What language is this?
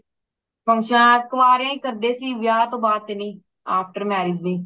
Punjabi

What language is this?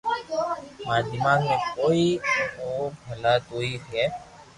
Loarki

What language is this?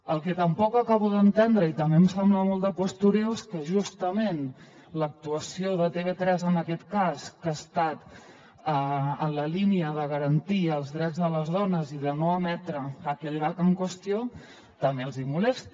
Catalan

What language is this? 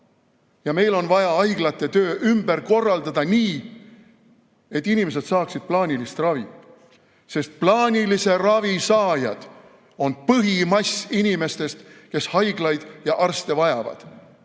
Estonian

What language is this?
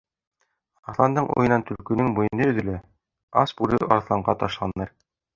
Bashkir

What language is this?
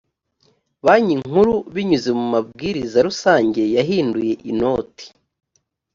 Kinyarwanda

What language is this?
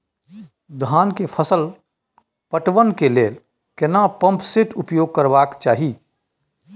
Maithili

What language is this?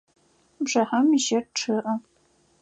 Adyghe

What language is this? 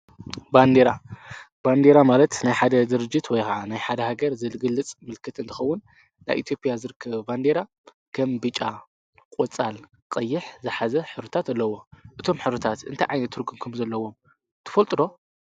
Tigrinya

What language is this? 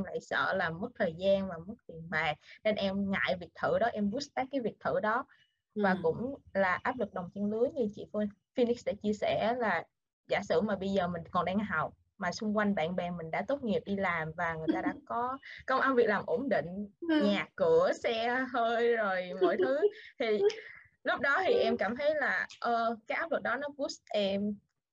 Vietnamese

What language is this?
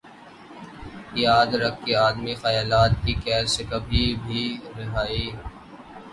Urdu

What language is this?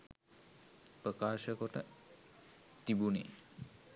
Sinhala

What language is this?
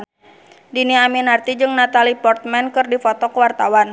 Sundanese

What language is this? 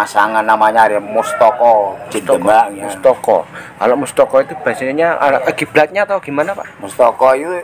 Indonesian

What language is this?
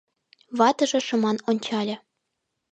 Mari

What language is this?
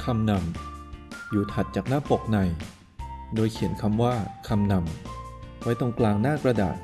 Thai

